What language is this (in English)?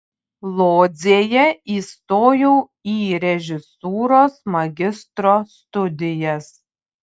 Lithuanian